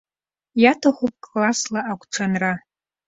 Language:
Abkhazian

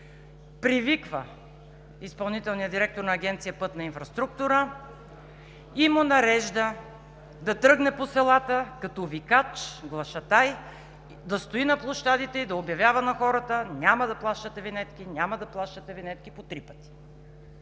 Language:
Bulgarian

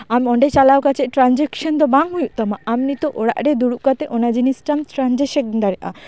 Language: Santali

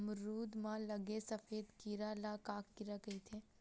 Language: Chhattisgarhi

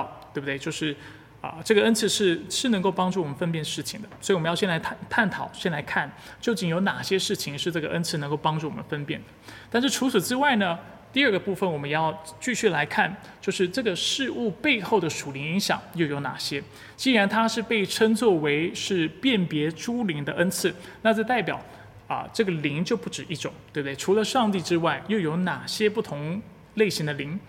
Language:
Chinese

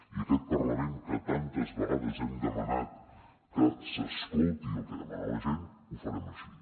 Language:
Catalan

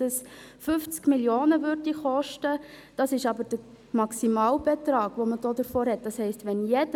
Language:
Swiss German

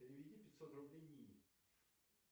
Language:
Russian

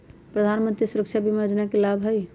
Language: Magahi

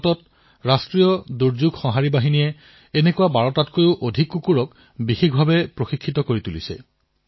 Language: Assamese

